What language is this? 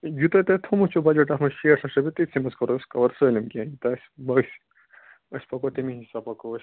Kashmiri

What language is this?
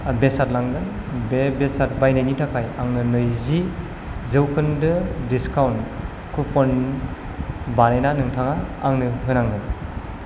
Bodo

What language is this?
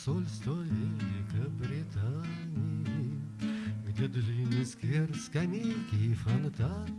Russian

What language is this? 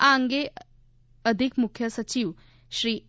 Gujarati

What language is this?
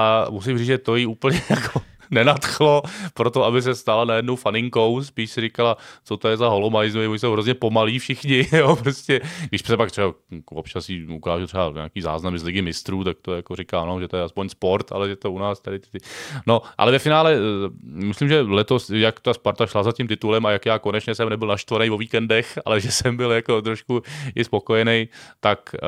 Czech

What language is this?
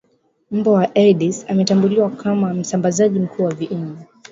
Swahili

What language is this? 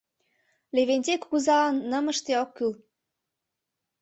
Mari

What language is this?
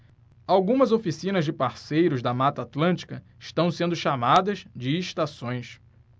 Portuguese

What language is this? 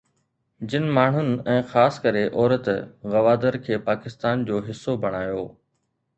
Sindhi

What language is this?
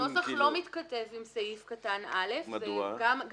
Hebrew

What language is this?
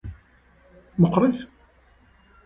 Kabyle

